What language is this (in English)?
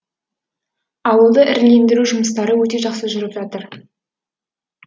Kazakh